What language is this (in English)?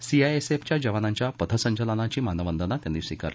Marathi